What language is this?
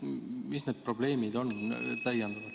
Estonian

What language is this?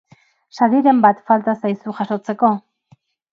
Basque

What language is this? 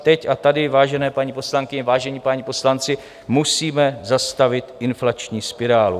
Czech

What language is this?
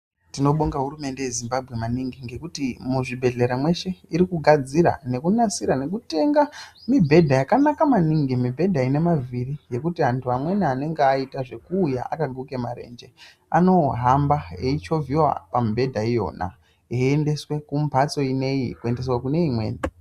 Ndau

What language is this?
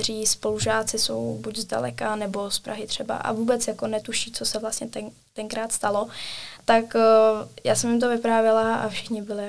Czech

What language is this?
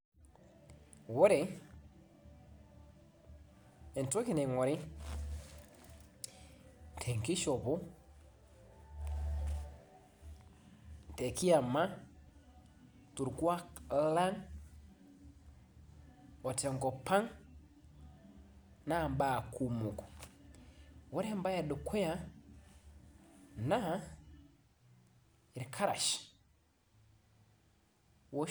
Masai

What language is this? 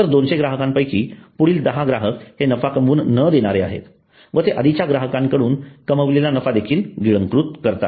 Marathi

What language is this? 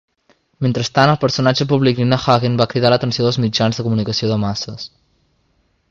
Catalan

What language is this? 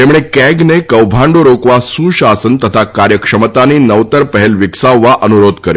Gujarati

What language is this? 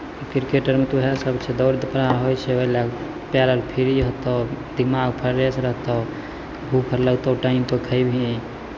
Maithili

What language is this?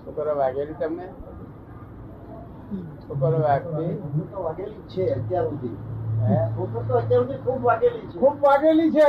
Gujarati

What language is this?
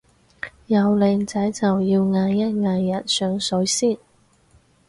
Cantonese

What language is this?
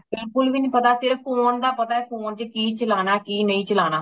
Punjabi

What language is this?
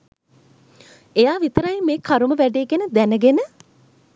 Sinhala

